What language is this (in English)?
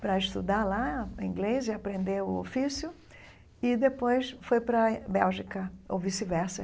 Portuguese